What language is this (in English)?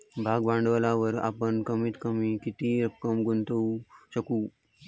Marathi